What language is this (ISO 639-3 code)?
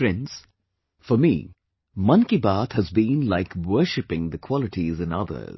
eng